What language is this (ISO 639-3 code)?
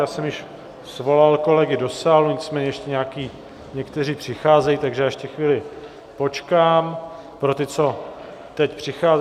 ces